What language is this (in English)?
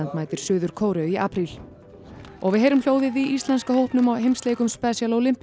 Icelandic